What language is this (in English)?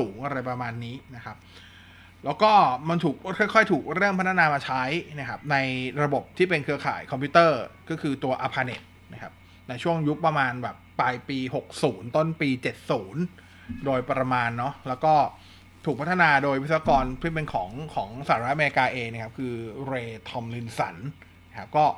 Thai